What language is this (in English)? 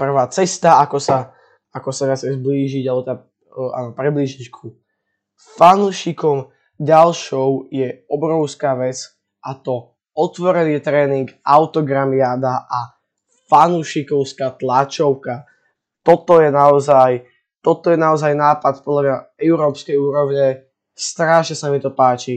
Slovak